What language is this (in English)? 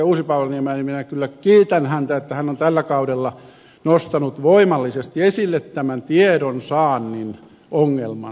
Finnish